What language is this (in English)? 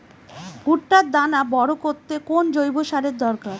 Bangla